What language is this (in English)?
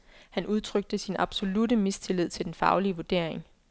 Danish